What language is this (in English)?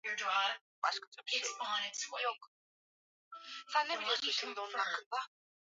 Swahili